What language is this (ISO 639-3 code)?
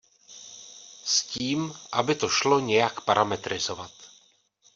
ces